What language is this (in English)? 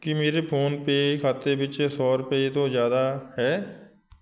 Punjabi